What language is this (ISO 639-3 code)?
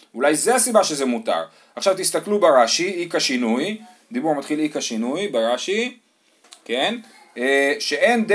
heb